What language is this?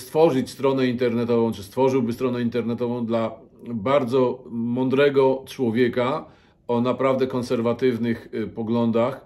Polish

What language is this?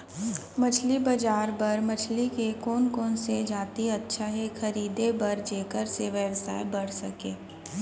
Chhattisgarhi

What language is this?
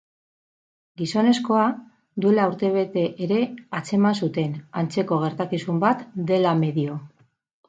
Basque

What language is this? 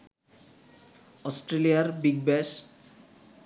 Bangla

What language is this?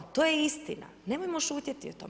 Croatian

